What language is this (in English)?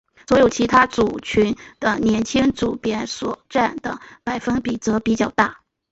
Chinese